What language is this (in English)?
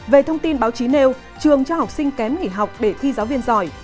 Vietnamese